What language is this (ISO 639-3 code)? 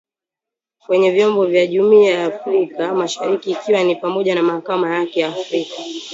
swa